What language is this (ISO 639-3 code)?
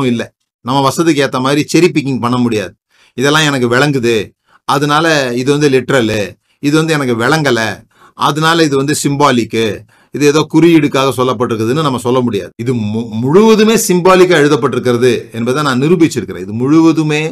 tam